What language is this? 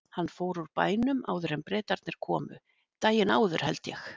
Icelandic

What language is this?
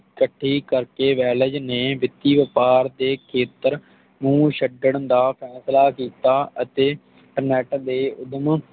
Punjabi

